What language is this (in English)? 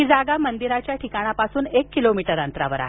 Marathi